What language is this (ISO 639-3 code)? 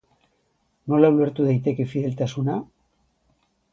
eus